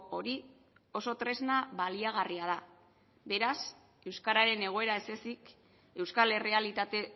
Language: Basque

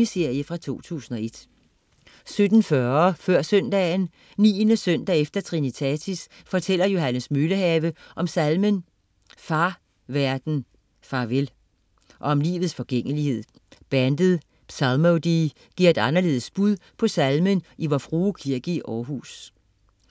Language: Danish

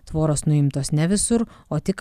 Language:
Lithuanian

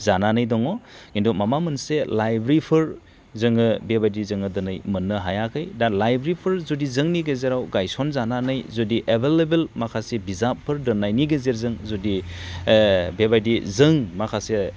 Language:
Bodo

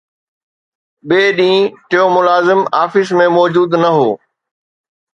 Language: Sindhi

